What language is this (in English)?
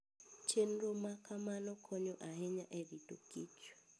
Luo (Kenya and Tanzania)